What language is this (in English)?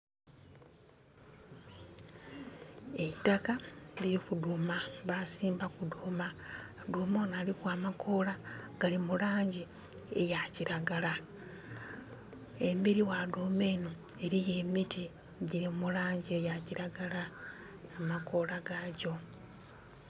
Soga